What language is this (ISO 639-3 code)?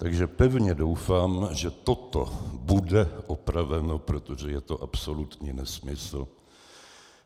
ces